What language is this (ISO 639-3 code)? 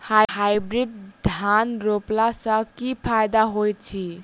mai